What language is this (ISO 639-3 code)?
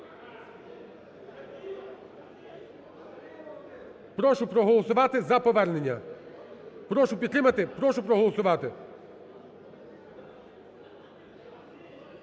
ukr